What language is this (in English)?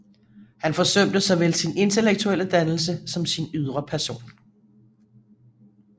Danish